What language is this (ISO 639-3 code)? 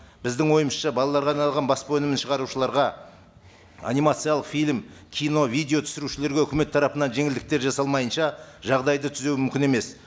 kaz